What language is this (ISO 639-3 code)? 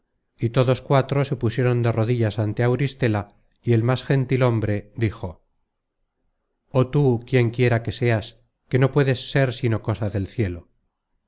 spa